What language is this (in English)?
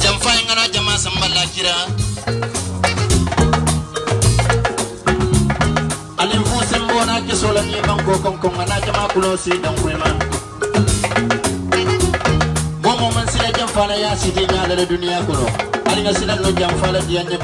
Indonesian